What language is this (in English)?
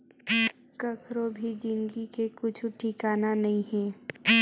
Chhattisgarhi